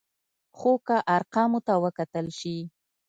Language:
Pashto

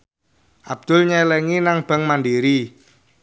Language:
Javanese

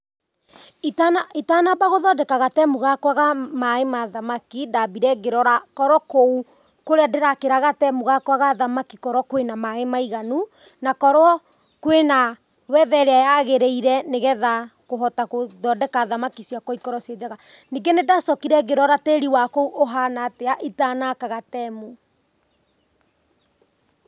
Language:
Kikuyu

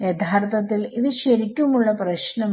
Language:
Malayalam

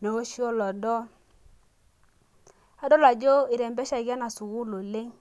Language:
Masai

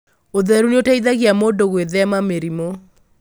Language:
Kikuyu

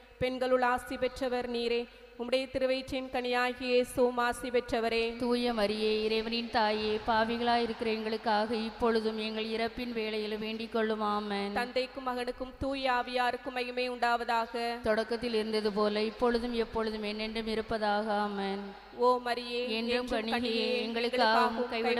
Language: Thai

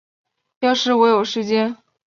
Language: Chinese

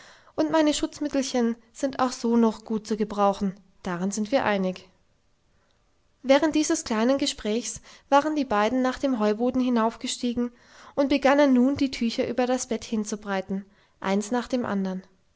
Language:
German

